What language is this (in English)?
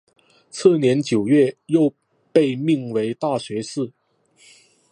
Chinese